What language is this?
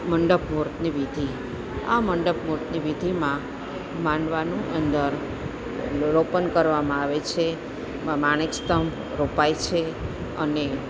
Gujarati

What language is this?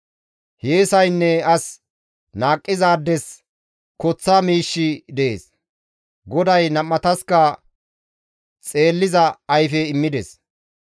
Gamo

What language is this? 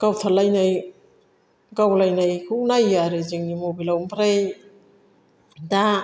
Bodo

